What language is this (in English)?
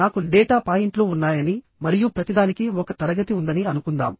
Telugu